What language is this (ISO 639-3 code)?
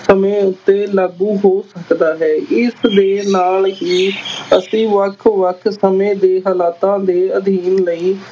pan